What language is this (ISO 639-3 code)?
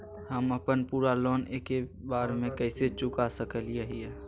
mag